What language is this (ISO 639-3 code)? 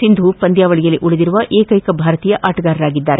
kan